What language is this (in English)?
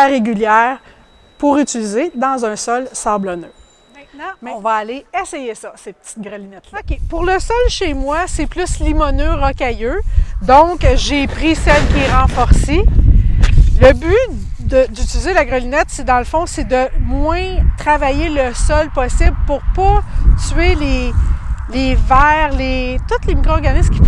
French